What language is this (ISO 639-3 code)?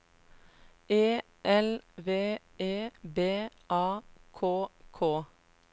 nor